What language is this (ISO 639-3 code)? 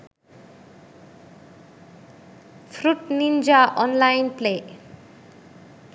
sin